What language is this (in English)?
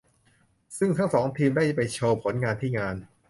Thai